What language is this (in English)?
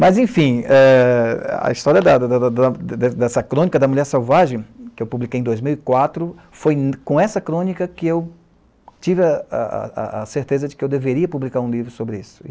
Portuguese